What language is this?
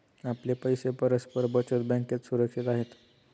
Marathi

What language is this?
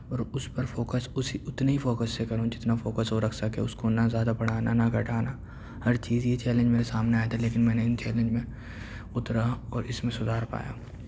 Urdu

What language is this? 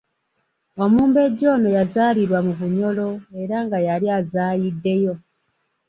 Ganda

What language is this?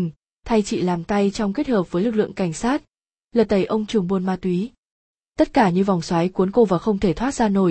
Vietnamese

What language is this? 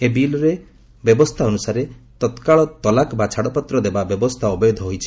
Odia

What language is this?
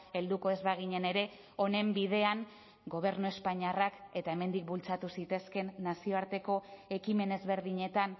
Basque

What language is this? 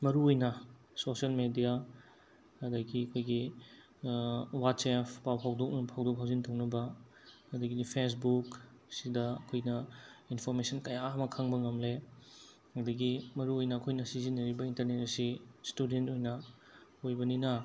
Manipuri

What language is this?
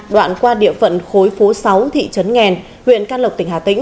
Vietnamese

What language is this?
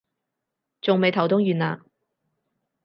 Cantonese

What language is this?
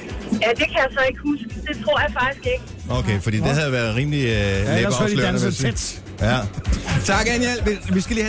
Danish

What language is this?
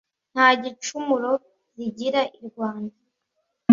Kinyarwanda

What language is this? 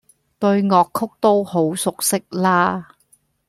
Cantonese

